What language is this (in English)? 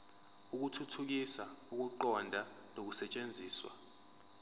Zulu